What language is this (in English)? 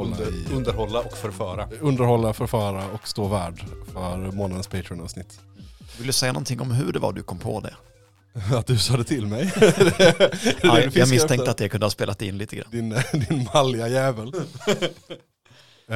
Swedish